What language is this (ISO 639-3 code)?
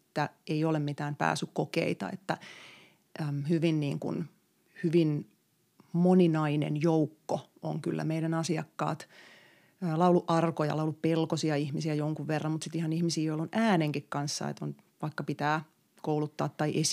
fin